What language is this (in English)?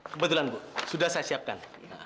Indonesian